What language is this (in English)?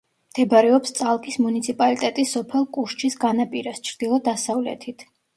Georgian